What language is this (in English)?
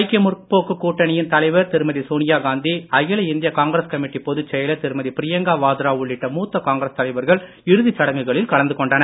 Tamil